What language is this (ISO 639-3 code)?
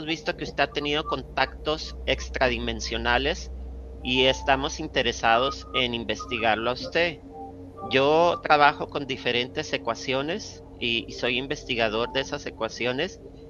spa